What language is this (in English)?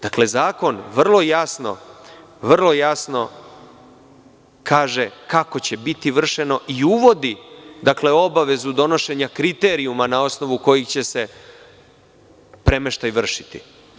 Serbian